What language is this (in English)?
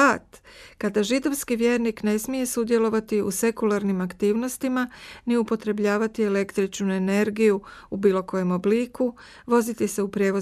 Croatian